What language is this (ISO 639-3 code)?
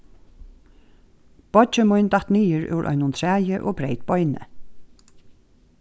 fao